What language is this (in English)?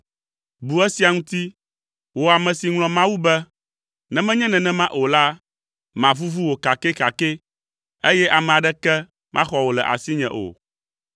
Ewe